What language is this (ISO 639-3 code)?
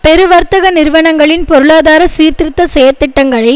tam